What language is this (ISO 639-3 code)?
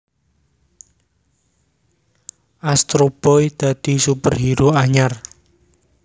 jav